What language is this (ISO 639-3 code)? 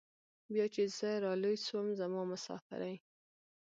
pus